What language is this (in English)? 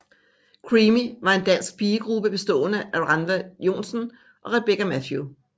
Danish